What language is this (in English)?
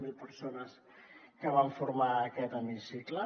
Catalan